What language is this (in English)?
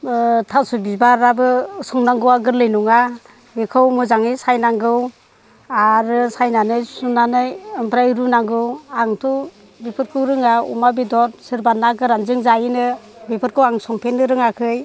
Bodo